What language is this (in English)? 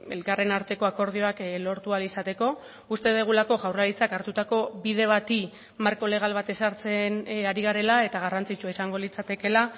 Basque